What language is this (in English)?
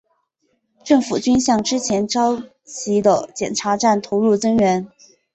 Chinese